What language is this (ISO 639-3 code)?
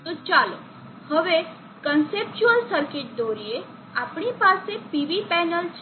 guj